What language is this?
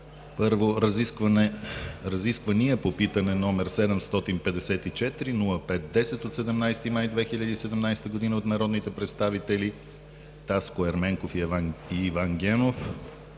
Bulgarian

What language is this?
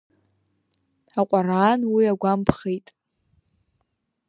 Abkhazian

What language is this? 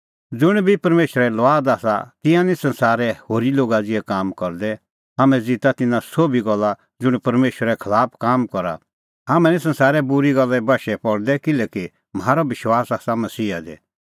Kullu Pahari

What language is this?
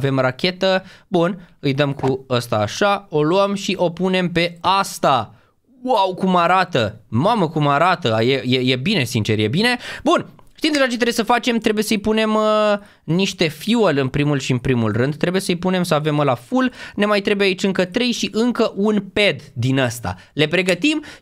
Romanian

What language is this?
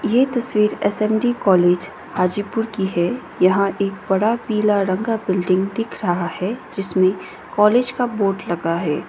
Hindi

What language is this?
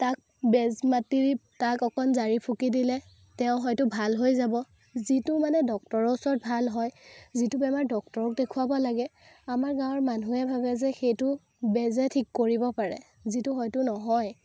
Assamese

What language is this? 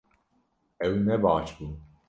Kurdish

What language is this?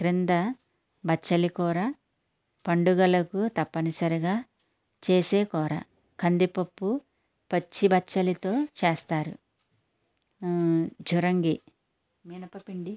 Telugu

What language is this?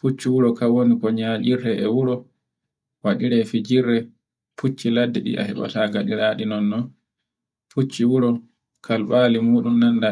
Borgu Fulfulde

